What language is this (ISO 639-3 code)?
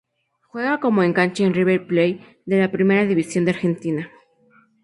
spa